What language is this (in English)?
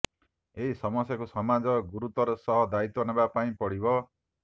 Odia